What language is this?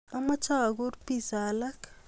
Kalenjin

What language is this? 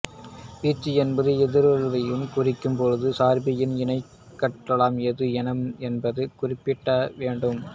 Tamil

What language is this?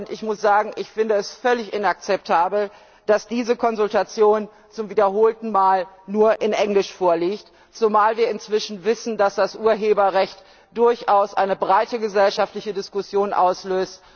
German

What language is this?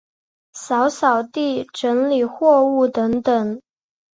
Chinese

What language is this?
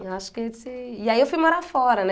Portuguese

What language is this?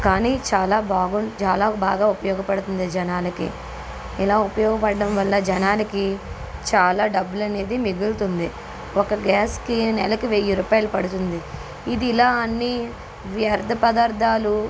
Telugu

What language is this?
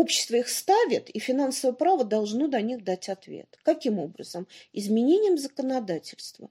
Russian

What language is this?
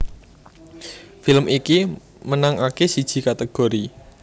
Javanese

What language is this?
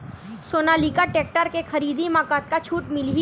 Chhattisgarhi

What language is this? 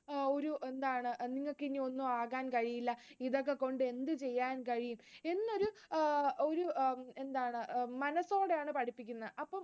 Malayalam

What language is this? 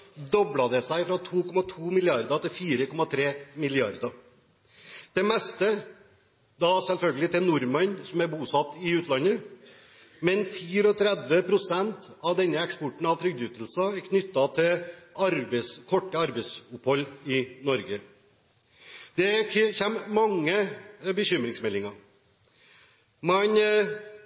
Norwegian Bokmål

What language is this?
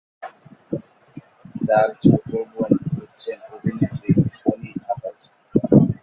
Bangla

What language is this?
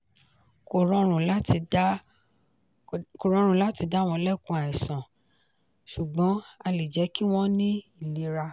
Yoruba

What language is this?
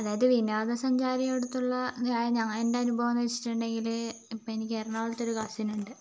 Malayalam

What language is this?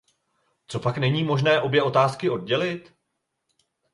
Czech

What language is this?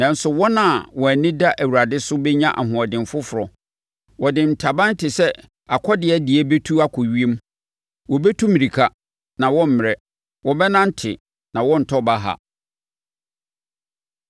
Akan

